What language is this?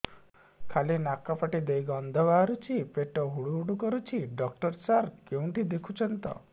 Odia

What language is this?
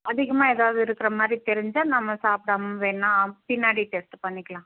Tamil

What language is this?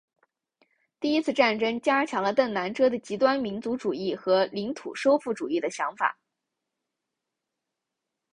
Chinese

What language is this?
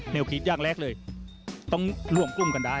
Thai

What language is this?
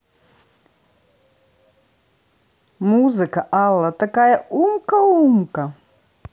Russian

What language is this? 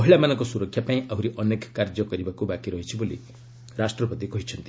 Odia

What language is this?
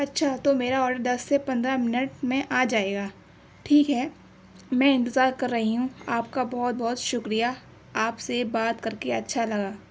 Urdu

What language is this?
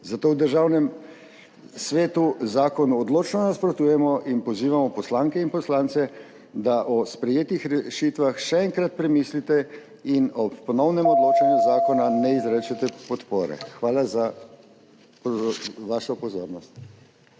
Slovenian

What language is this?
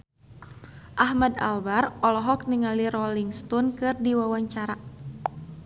Sundanese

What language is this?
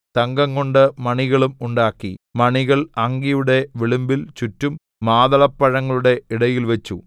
Malayalam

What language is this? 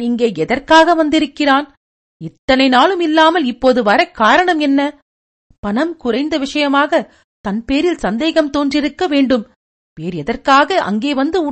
Tamil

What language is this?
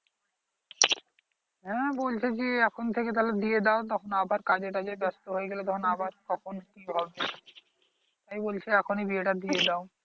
Bangla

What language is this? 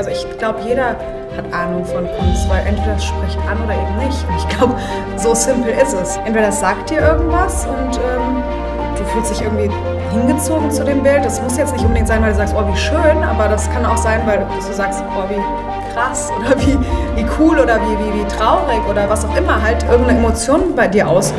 German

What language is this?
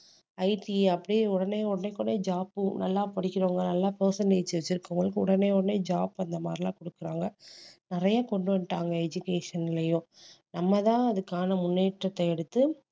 Tamil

